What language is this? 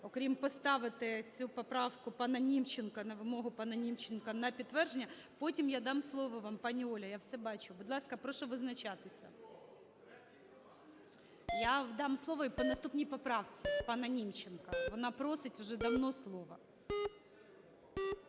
Ukrainian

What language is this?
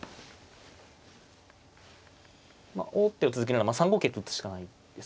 Japanese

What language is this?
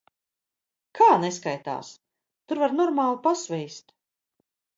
Latvian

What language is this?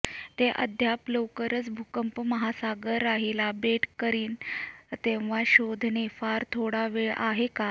Marathi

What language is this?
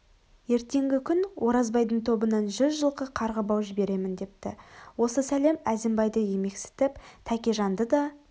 Kazakh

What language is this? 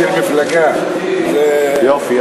Hebrew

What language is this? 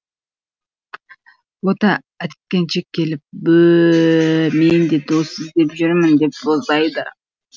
Kazakh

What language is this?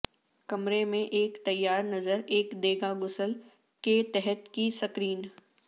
Urdu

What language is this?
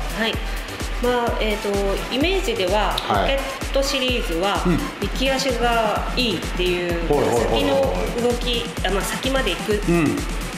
Japanese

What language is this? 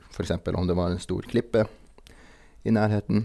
Norwegian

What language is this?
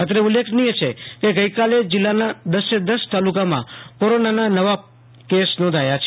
Gujarati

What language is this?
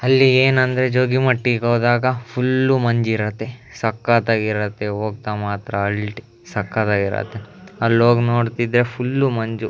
Kannada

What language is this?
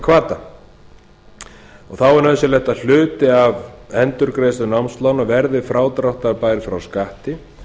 Icelandic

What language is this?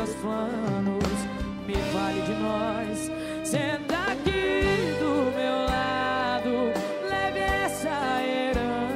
Portuguese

